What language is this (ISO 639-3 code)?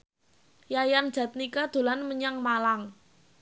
jav